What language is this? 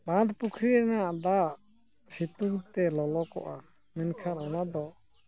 Santali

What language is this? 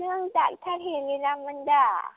Bodo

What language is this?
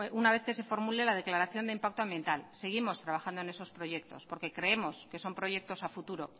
Spanish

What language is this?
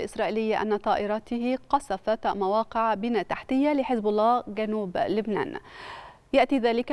Arabic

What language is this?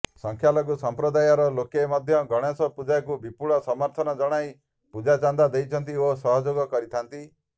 Odia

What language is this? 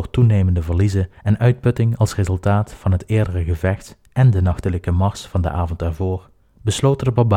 Dutch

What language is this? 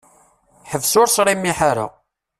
Kabyle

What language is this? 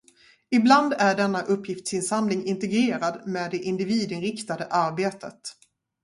Swedish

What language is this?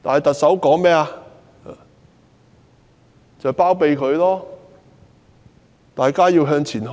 Cantonese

